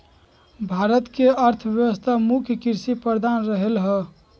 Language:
Magahi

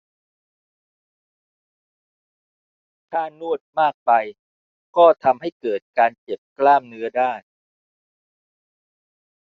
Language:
Thai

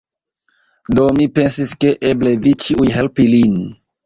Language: Esperanto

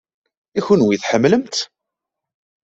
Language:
Kabyle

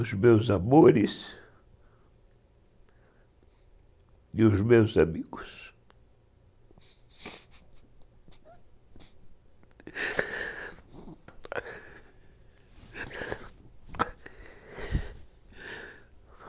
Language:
Portuguese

